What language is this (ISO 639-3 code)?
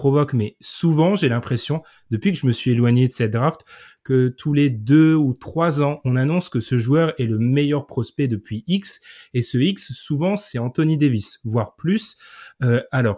fra